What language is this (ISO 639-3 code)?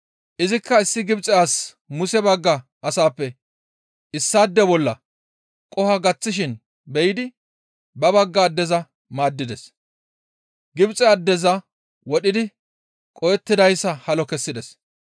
gmv